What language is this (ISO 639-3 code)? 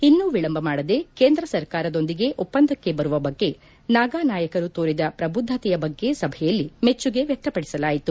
kan